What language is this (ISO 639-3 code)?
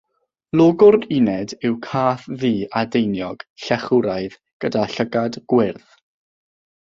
cym